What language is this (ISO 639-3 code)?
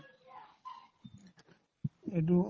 asm